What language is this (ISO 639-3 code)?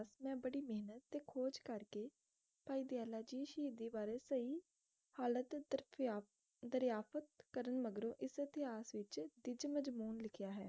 pan